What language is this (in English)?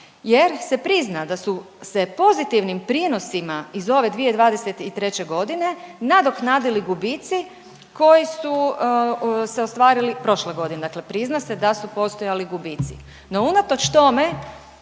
Croatian